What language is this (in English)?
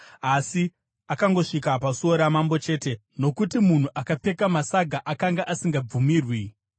Shona